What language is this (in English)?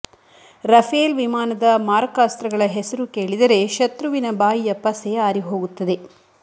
Kannada